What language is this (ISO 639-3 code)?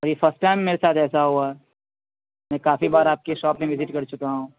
urd